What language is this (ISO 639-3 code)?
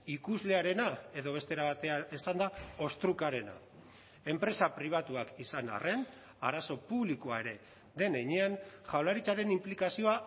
eus